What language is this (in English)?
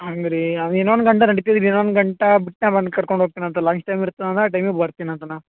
Kannada